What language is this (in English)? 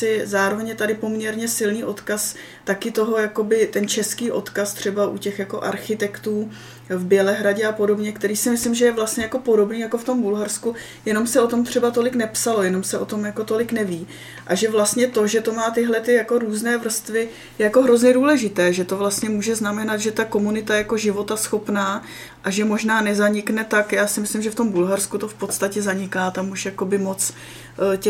Czech